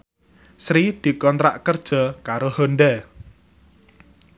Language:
Javanese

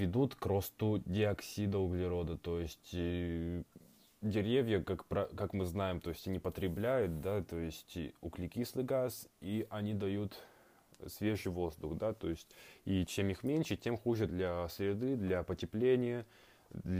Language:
Russian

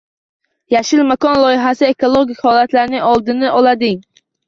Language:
Uzbek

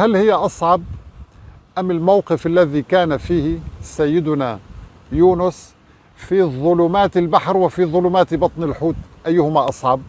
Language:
Arabic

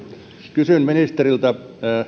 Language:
Finnish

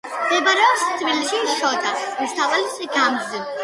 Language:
Georgian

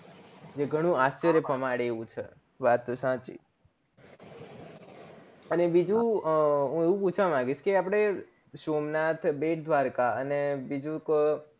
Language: Gujarati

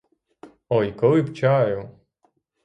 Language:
Ukrainian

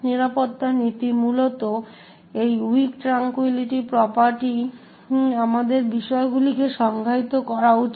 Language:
Bangla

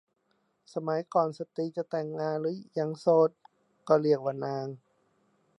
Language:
Thai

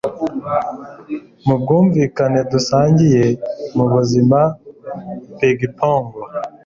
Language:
Kinyarwanda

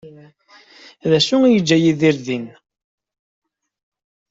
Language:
Kabyle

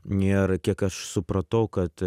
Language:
Lithuanian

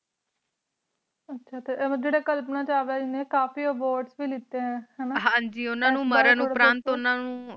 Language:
Punjabi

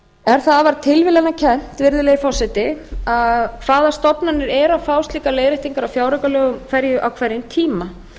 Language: Icelandic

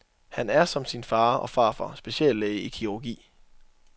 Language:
Danish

